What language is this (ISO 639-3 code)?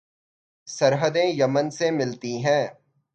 urd